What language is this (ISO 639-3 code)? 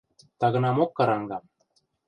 mrj